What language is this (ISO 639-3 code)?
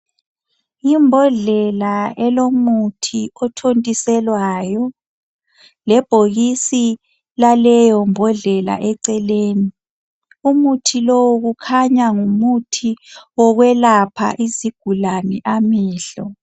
nde